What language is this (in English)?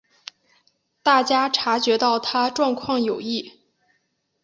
Chinese